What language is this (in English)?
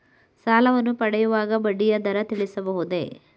Kannada